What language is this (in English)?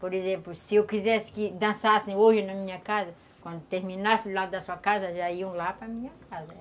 Portuguese